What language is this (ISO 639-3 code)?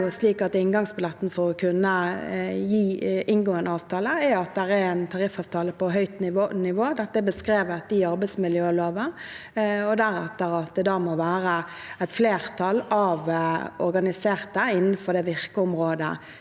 nor